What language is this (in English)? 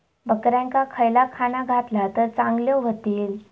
Marathi